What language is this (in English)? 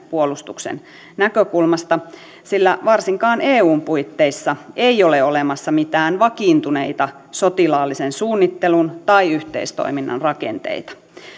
Finnish